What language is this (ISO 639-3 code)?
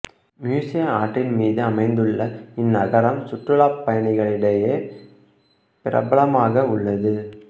tam